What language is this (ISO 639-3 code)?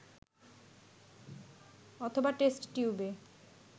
ben